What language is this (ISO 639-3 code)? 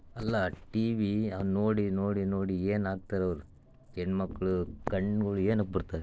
kan